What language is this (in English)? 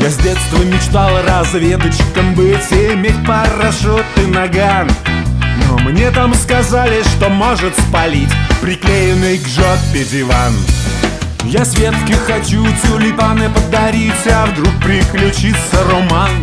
Russian